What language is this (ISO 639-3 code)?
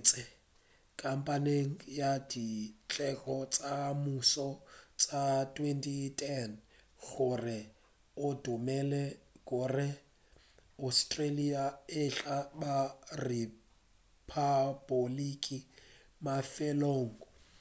nso